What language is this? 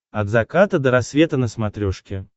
Russian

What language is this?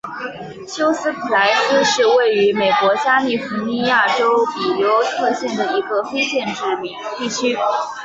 Chinese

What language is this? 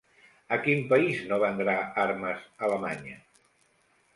Catalan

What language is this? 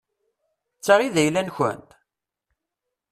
Kabyle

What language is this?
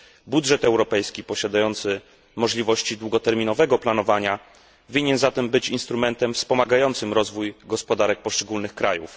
Polish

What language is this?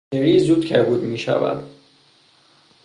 Persian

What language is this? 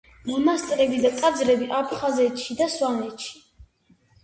Georgian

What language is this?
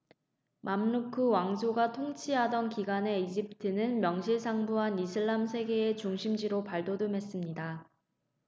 Korean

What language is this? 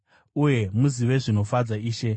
Shona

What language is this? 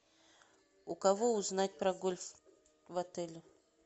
Russian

